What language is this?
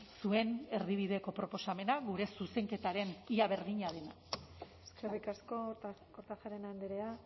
Basque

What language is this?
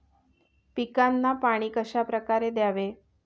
Marathi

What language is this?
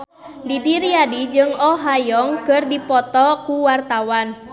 Sundanese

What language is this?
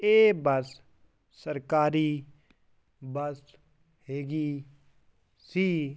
Punjabi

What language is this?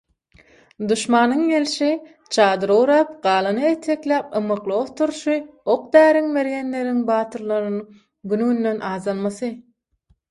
Turkmen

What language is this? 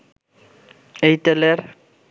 Bangla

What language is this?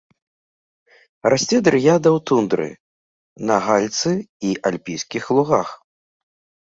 Belarusian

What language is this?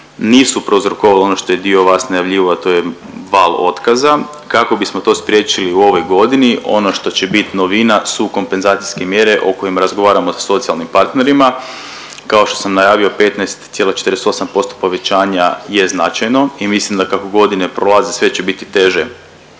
Croatian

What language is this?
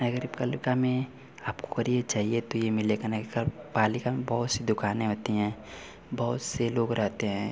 Hindi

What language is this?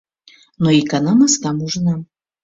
Mari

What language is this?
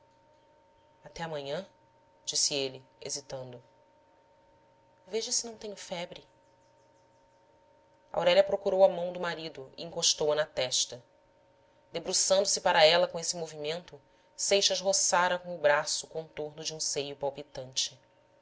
Portuguese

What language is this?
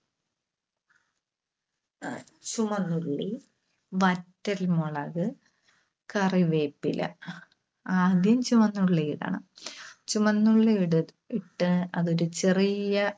Malayalam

